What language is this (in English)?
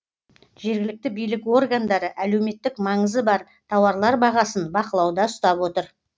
Kazakh